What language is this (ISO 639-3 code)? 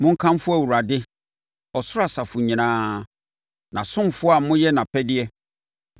aka